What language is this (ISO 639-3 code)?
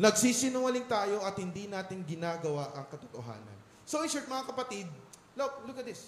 fil